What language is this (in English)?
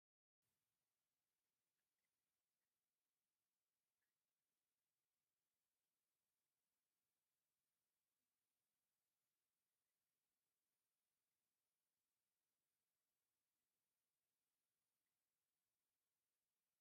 Tigrinya